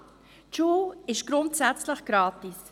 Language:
Swiss German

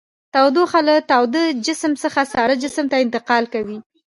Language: Pashto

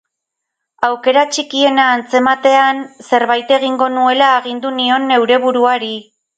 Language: Basque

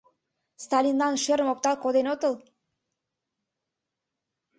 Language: Mari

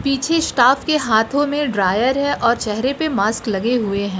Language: Hindi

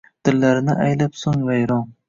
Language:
Uzbek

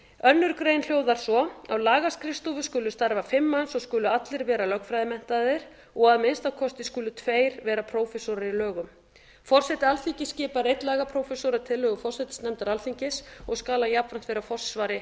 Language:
Icelandic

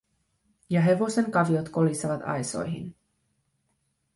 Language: Finnish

